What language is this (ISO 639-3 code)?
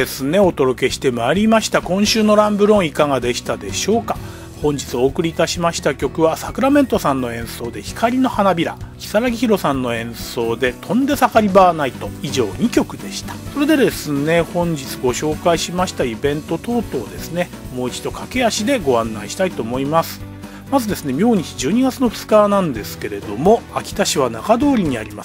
jpn